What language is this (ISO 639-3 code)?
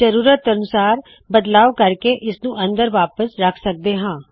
pan